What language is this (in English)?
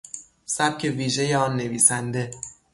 Persian